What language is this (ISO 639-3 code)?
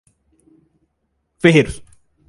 por